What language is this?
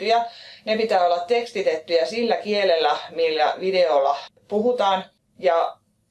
Finnish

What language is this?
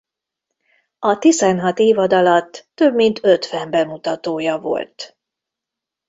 Hungarian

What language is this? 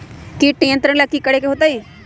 Magahi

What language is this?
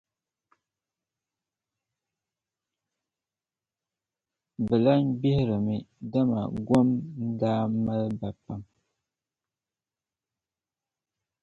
Dagbani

